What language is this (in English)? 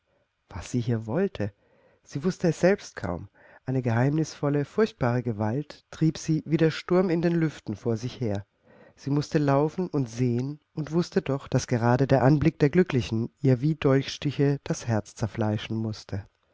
German